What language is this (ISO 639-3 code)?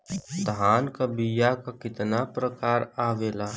bho